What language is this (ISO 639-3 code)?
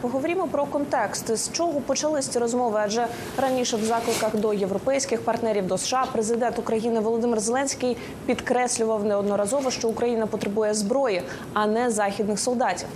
ukr